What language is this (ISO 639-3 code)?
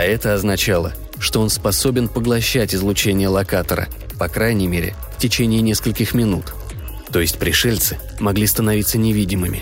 rus